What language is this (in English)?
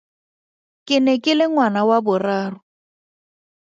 Tswana